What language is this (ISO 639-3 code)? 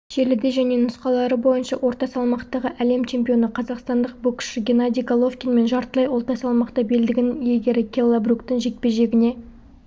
kaz